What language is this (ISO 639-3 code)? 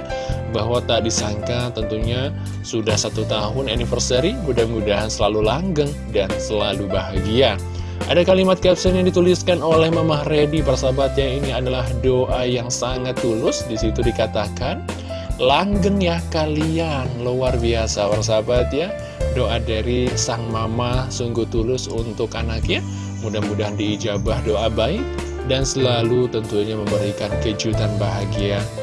ind